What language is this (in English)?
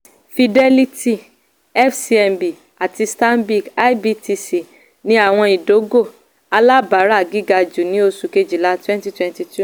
Yoruba